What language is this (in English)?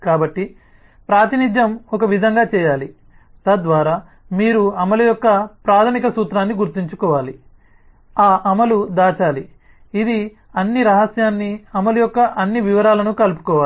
Telugu